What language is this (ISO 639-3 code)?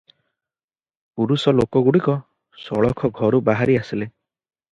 ori